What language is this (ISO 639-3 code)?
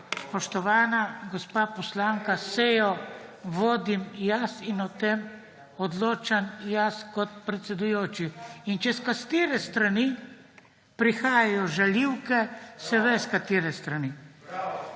slv